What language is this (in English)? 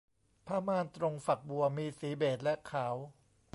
Thai